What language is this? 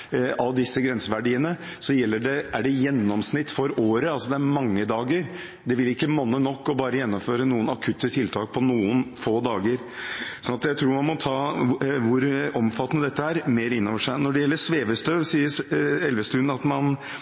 Norwegian Bokmål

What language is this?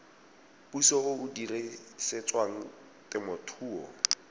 Tswana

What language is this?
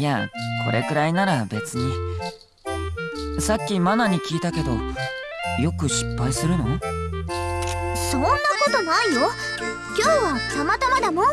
Indonesian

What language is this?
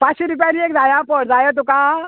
Konkani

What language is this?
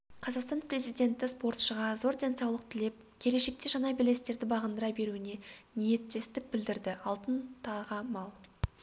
Kazakh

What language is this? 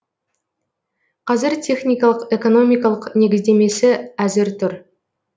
Kazakh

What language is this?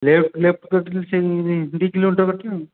Odia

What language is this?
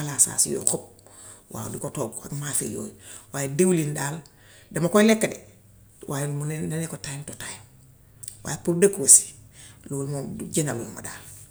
Gambian Wolof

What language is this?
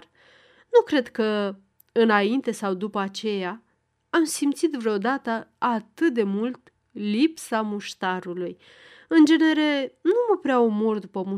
Romanian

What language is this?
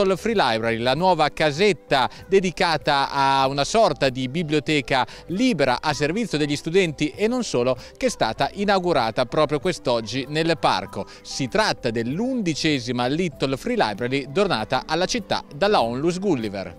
Italian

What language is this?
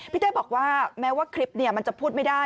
Thai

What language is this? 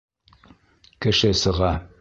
Bashkir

